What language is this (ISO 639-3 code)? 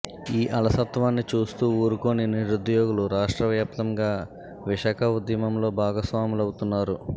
tel